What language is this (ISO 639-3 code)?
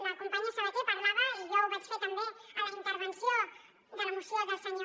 cat